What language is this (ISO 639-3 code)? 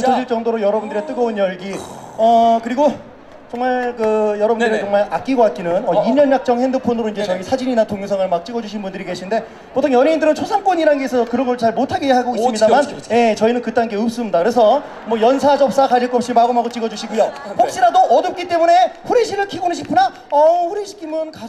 kor